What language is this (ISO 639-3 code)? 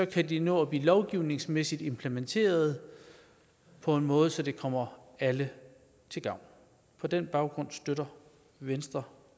dan